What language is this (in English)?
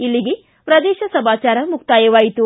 Kannada